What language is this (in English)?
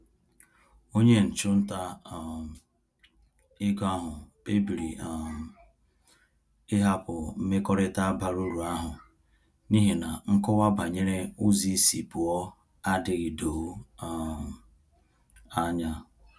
Igbo